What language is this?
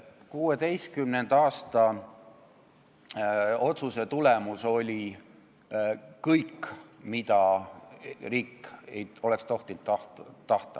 Estonian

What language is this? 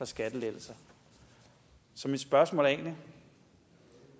Danish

